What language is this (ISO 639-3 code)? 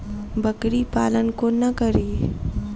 mai